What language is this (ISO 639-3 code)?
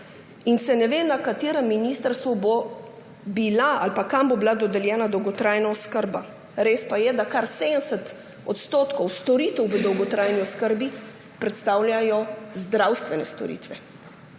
slv